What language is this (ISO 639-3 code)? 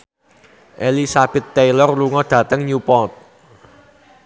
jav